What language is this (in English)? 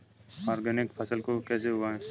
Hindi